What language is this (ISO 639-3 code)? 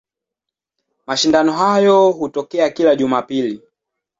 swa